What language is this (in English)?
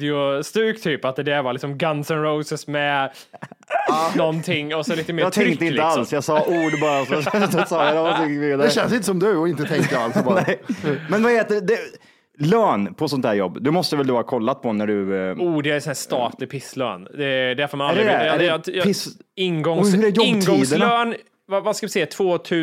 Swedish